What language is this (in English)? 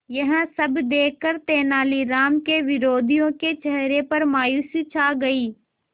Hindi